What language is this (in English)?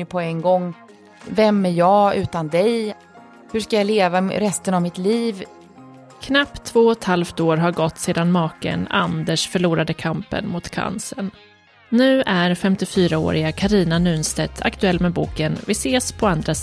Swedish